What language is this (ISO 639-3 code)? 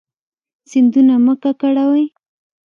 pus